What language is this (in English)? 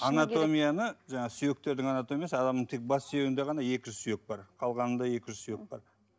Kazakh